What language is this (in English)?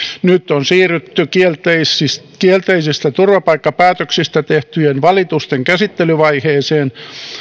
Finnish